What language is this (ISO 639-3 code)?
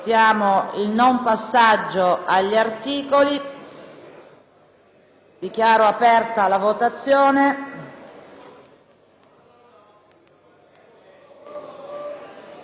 ita